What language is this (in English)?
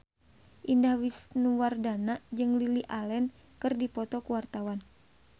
Sundanese